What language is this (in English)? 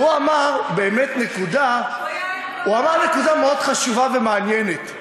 Hebrew